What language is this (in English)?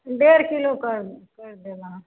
Maithili